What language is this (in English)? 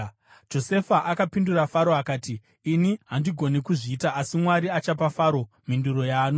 Shona